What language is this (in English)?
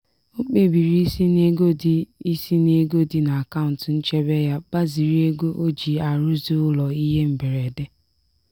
Igbo